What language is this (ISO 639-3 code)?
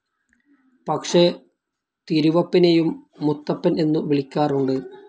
mal